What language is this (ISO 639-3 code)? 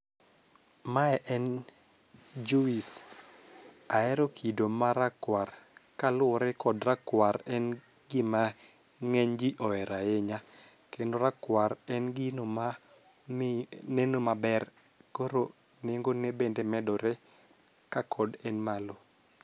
luo